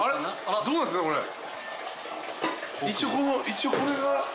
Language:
Japanese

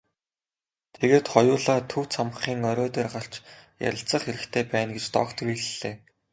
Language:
Mongolian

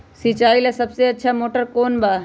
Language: Magahi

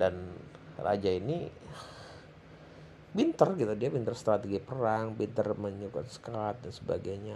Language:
Indonesian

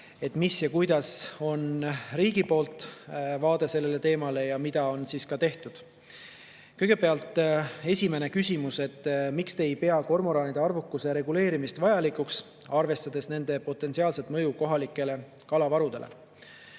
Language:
Estonian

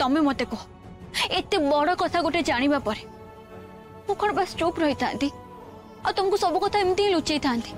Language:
Hindi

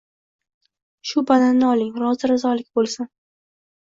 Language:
Uzbek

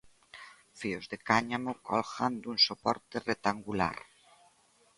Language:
Galician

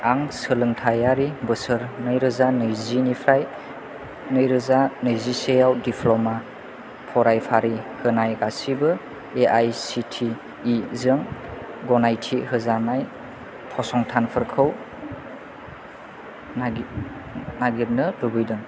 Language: Bodo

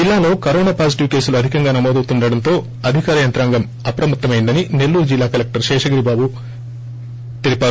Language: Telugu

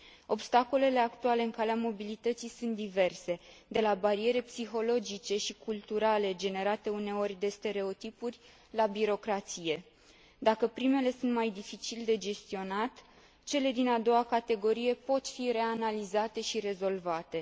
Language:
Romanian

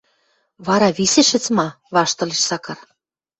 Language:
Western Mari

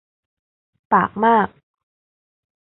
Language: Thai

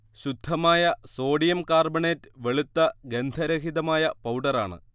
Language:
Malayalam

